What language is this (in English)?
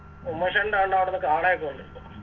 Malayalam